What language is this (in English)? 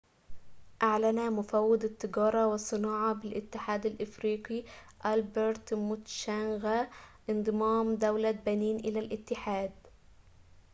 Arabic